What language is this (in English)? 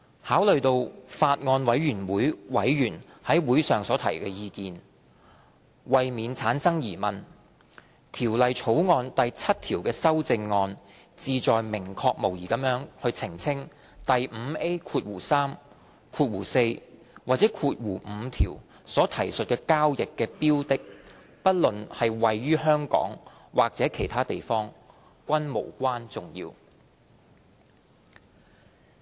Cantonese